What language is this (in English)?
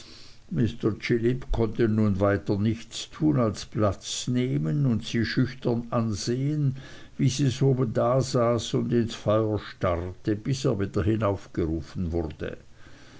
German